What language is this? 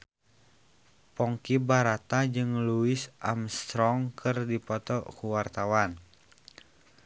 Sundanese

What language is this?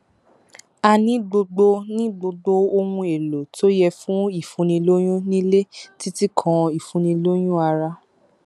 Yoruba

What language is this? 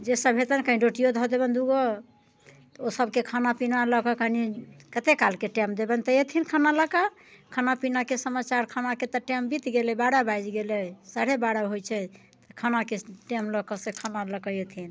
Maithili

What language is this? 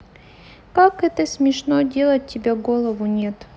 Russian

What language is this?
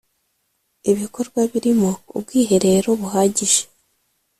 Kinyarwanda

